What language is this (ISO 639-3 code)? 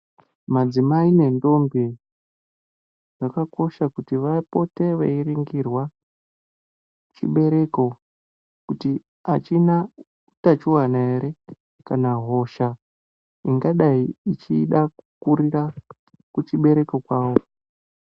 ndc